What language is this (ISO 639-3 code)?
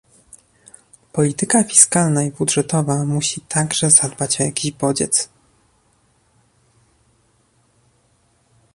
pol